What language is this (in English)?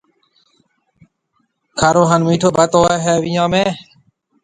Marwari (Pakistan)